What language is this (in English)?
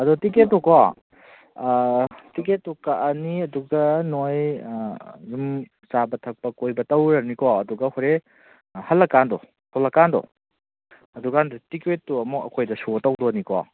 Manipuri